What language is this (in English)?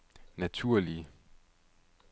Danish